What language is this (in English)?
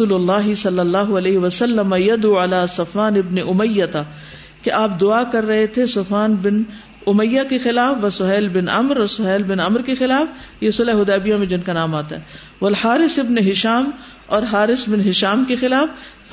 Urdu